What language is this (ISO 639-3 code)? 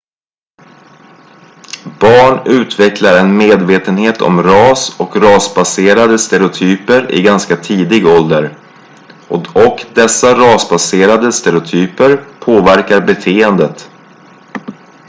swe